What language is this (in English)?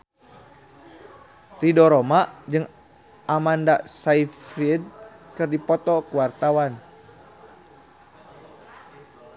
Sundanese